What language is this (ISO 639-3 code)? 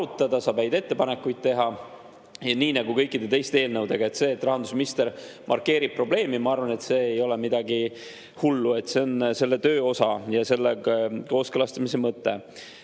est